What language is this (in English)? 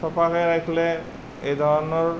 Assamese